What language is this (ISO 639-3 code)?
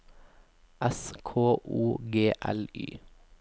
nor